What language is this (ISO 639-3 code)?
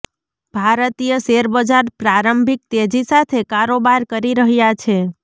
guj